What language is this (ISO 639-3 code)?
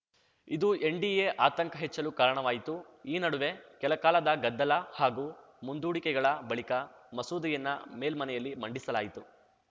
kan